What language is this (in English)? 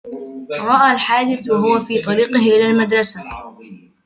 Arabic